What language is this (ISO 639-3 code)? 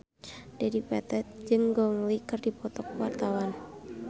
sun